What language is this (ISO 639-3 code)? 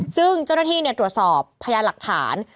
tha